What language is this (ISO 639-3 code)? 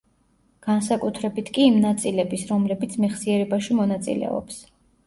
kat